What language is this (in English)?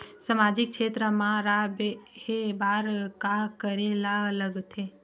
Chhattisgarhi